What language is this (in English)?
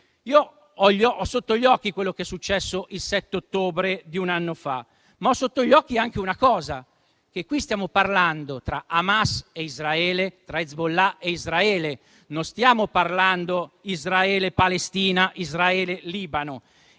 Italian